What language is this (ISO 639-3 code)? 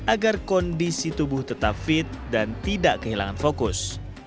ind